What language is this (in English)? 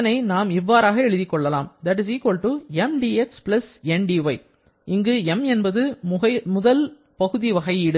Tamil